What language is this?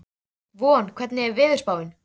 Icelandic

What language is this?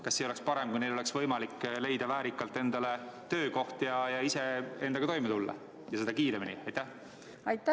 Estonian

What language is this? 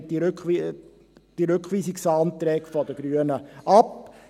Swiss German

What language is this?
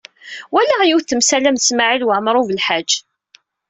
Kabyle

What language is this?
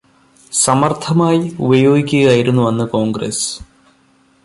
Malayalam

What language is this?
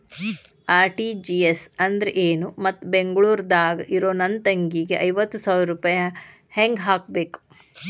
Kannada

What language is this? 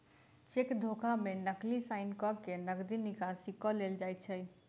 Maithili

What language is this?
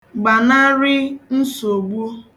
Igbo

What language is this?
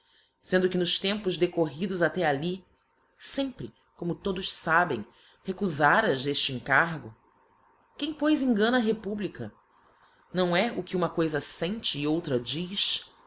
Portuguese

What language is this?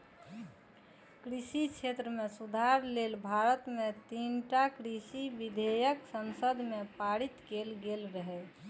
Maithili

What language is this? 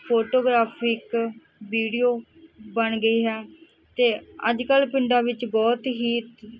Punjabi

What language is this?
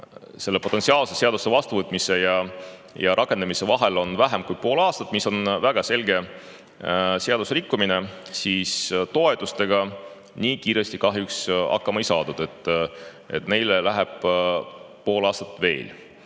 Estonian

